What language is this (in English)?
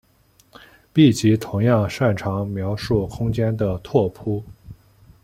Chinese